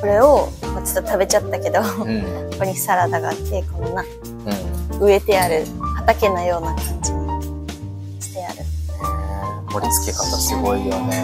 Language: Japanese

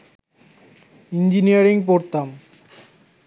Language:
Bangla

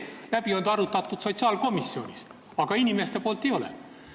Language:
Estonian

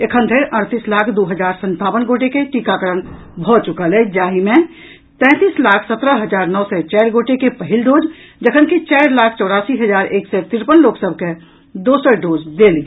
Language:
Maithili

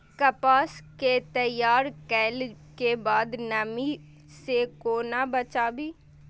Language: Maithili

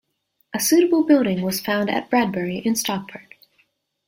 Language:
English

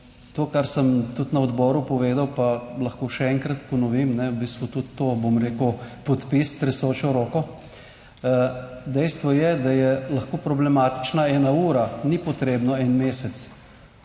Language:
Slovenian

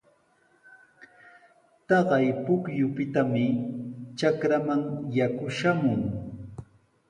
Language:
Sihuas Ancash Quechua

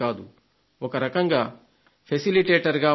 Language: Telugu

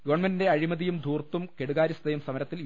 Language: Malayalam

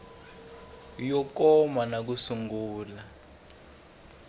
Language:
Tsonga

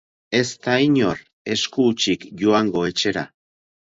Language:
Basque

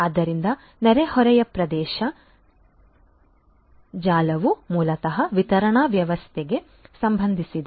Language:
Kannada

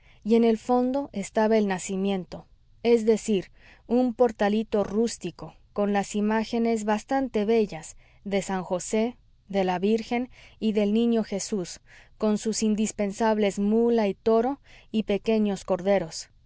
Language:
Spanish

